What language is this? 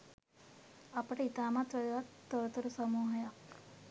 Sinhala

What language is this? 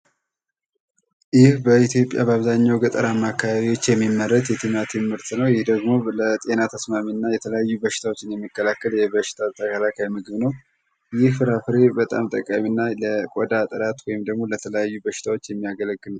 Amharic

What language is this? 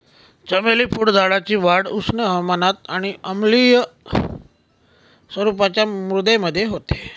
Marathi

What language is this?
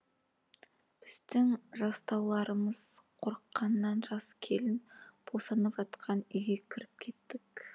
Kazakh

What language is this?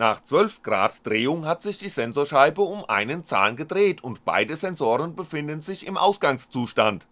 German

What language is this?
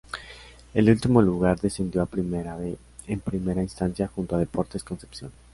Spanish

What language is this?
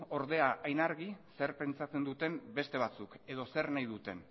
Basque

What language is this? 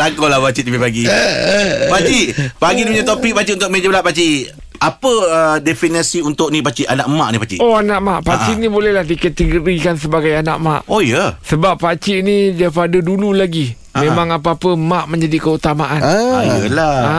Malay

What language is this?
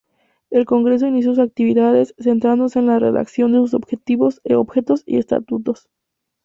Spanish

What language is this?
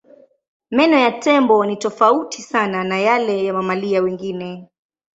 Swahili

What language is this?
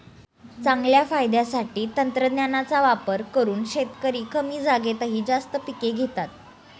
Marathi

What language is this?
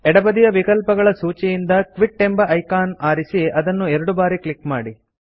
Kannada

